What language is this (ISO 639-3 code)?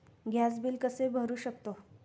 mar